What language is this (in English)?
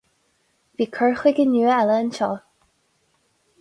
Irish